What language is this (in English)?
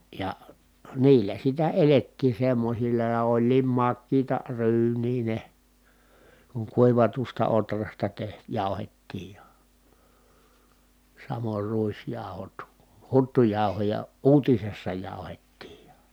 Finnish